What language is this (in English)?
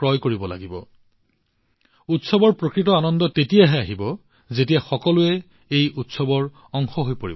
Assamese